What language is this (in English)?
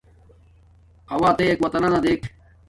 Domaaki